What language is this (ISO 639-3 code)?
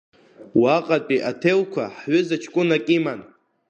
abk